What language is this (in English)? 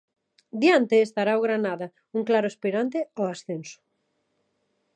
Galician